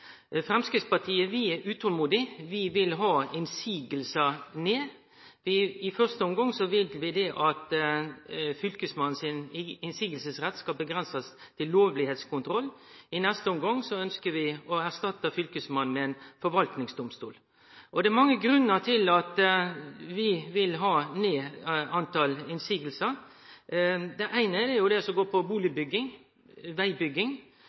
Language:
Norwegian Nynorsk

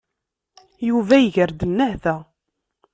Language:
Kabyle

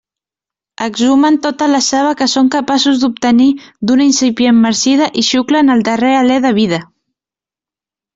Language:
Catalan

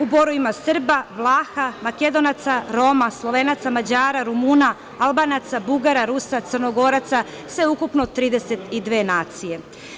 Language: Serbian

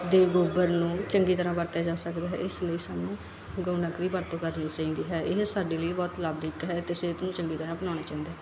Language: Punjabi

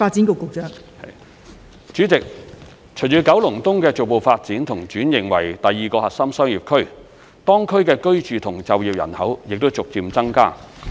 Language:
Cantonese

